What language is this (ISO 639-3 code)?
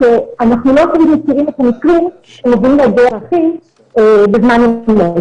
heb